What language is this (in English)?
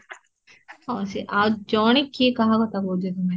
Odia